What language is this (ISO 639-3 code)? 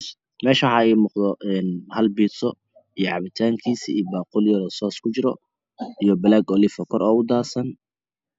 som